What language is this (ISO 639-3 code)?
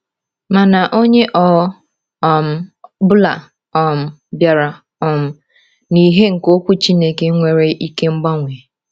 ibo